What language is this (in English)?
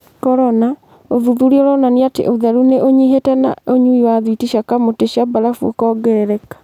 Kikuyu